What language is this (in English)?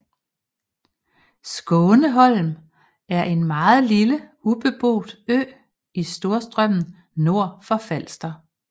Danish